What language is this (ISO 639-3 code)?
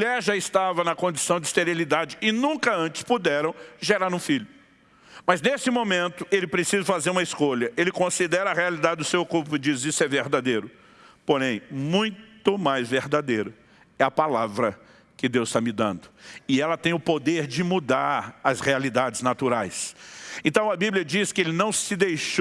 por